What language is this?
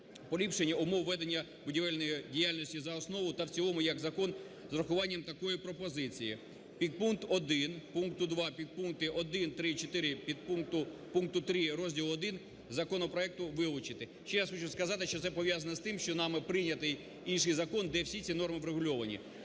Ukrainian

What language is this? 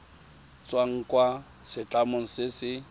Tswana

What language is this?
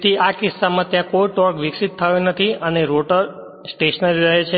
Gujarati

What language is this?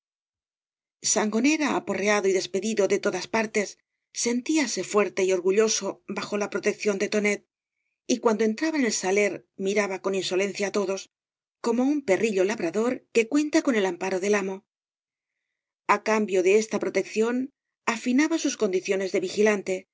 Spanish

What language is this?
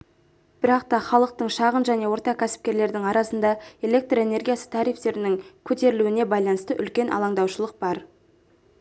Kazakh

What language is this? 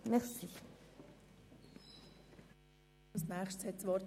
Swiss German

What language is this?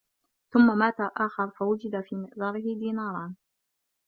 Arabic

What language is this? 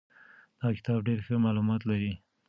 Pashto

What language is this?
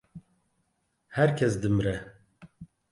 Kurdish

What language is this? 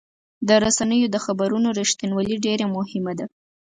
Pashto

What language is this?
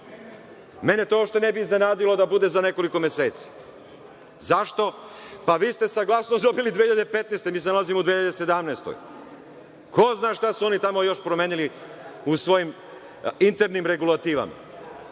Serbian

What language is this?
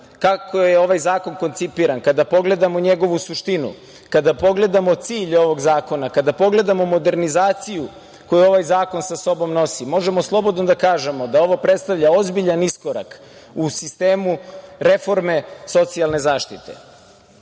Serbian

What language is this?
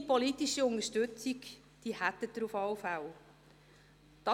Swiss German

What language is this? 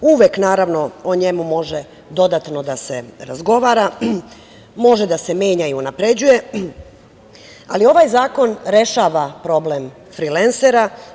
Serbian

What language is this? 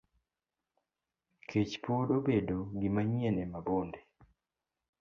Luo (Kenya and Tanzania)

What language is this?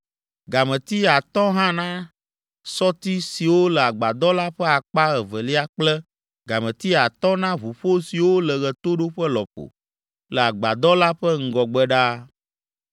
Ewe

